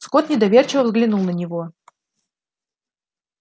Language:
Russian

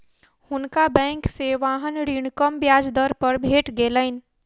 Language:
Maithili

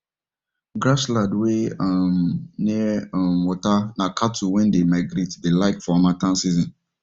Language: Nigerian Pidgin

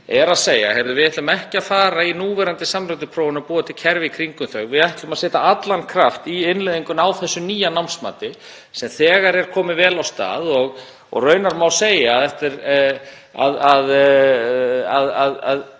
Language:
Icelandic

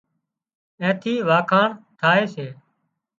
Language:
Wadiyara Koli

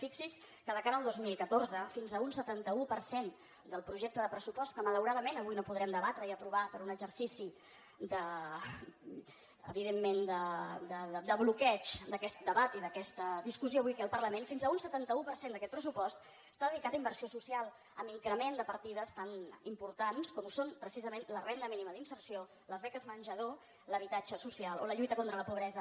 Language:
Catalan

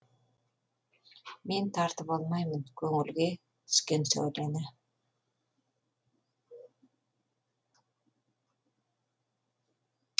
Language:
Kazakh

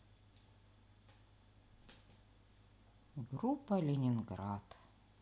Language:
Russian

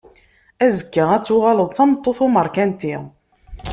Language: Kabyle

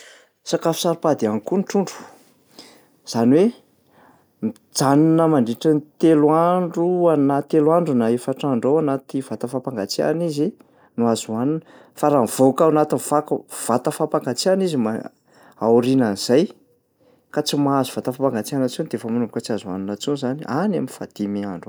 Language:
Malagasy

